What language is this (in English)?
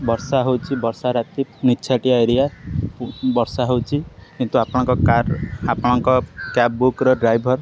Odia